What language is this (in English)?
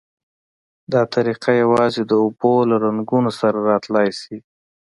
Pashto